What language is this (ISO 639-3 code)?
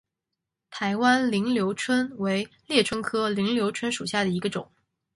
zho